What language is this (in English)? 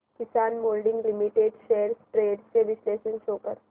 Marathi